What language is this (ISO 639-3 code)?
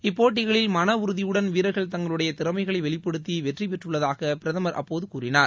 tam